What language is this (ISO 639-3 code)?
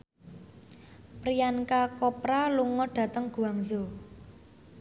jav